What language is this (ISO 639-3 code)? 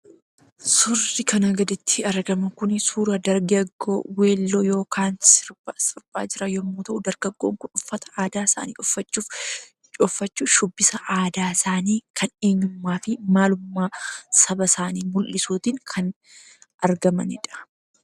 orm